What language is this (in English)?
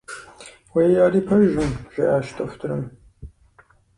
Kabardian